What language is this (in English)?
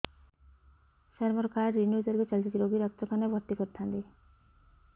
Odia